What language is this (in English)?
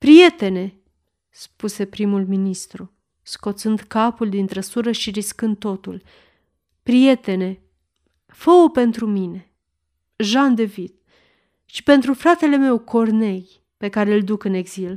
Romanian